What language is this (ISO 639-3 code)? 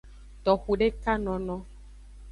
ajg